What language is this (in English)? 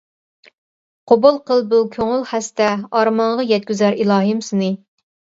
Uyghur